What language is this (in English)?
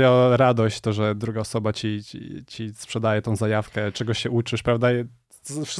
Polish